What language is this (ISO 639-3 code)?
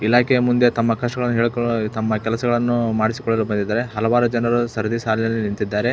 kan